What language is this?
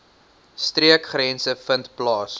Afrikaans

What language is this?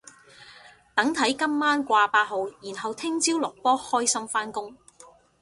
Cantonese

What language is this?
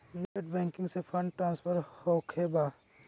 Magahi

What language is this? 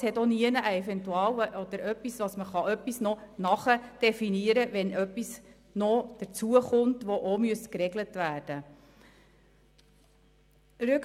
Swiss German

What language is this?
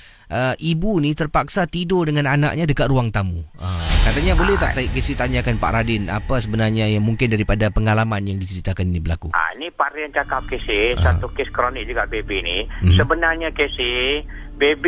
Malay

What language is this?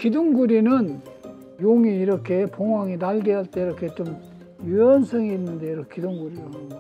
Korean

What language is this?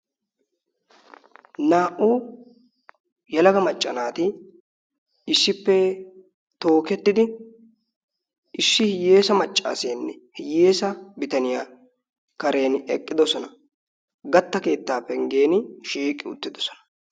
Wolaytta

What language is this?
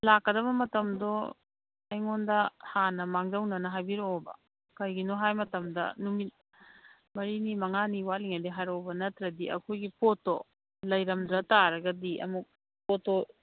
Manipuri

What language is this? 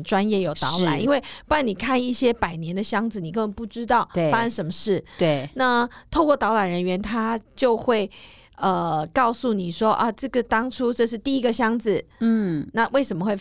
Chinese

